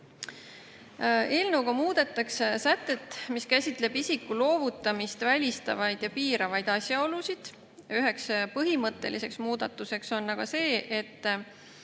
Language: Estonian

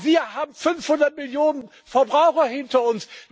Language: German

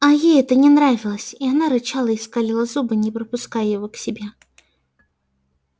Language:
Russian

